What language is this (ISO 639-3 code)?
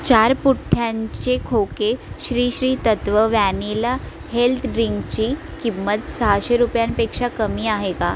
mar